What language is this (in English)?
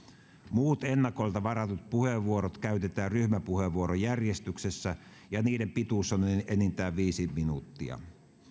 Finnish